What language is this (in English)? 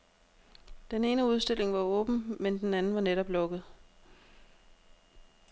Danish